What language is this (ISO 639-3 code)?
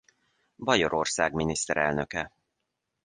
hun